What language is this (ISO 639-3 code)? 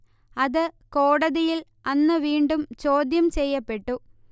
mal